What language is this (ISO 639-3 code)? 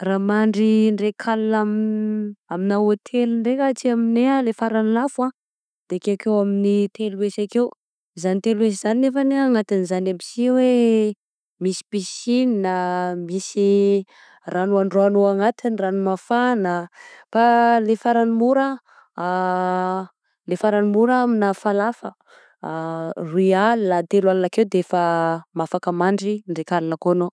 bzc